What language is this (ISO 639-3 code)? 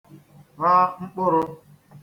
ibo